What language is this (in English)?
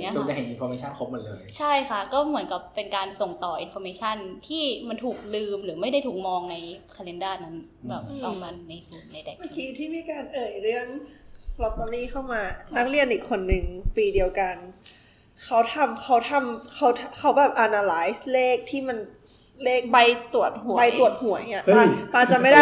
Thai